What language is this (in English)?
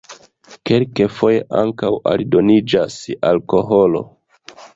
Esperanto